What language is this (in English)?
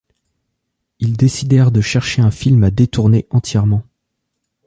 French